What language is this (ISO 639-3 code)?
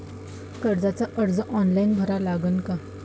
mar